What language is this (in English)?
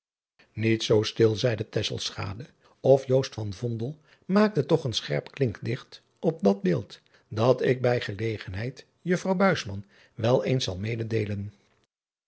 Dutch